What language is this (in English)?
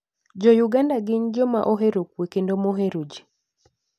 Luo (Kenya and Tanzania)